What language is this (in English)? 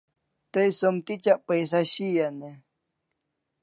Kalasha